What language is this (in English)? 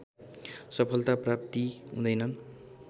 Nepali